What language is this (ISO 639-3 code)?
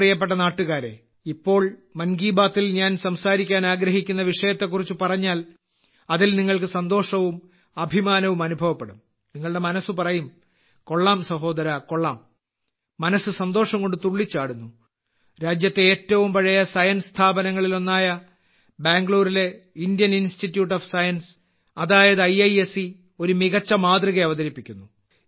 mal